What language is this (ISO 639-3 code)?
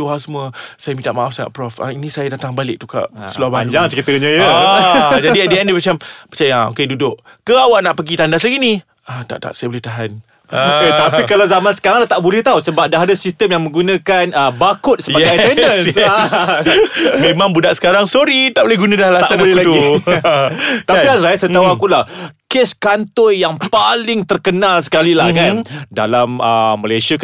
msa